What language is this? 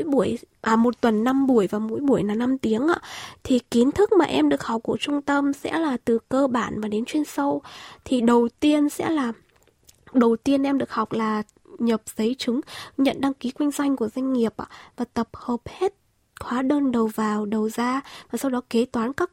Vietnamese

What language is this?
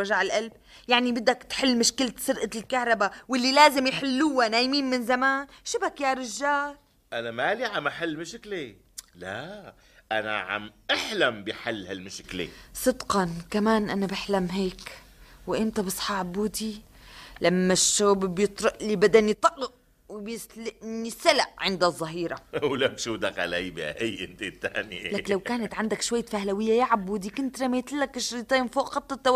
Arabic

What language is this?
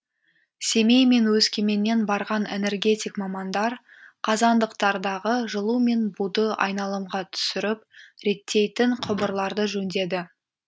Kazakh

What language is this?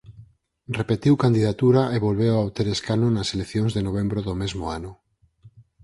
Galician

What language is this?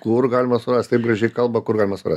Lithuanian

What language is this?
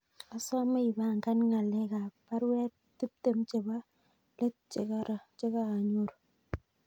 Kalenjin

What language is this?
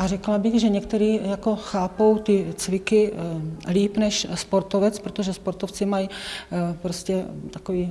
Czech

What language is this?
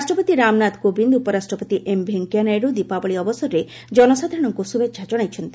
Odia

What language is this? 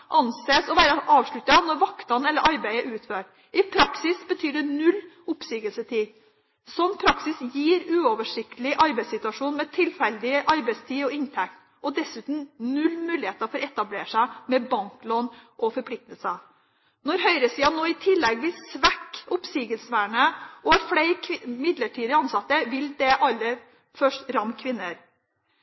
Norwegian Bokmål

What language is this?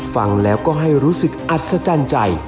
Thai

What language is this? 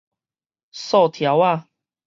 Min Nan Chinese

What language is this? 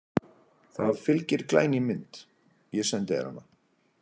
Icelandic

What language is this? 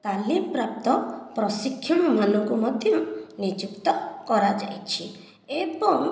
Odia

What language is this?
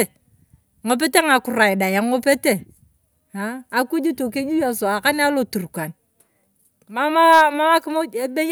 Turkana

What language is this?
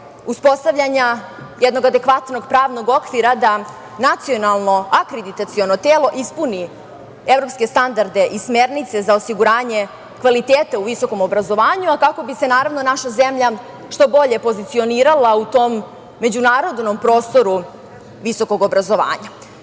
Serbian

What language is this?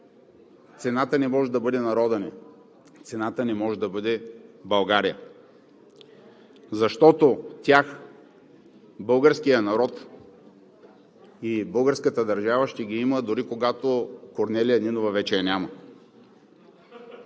Bulgarian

